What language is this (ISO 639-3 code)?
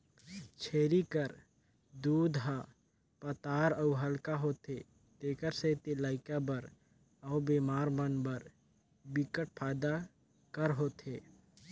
hne